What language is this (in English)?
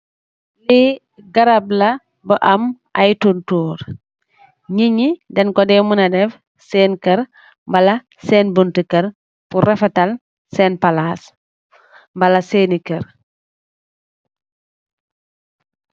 Wolof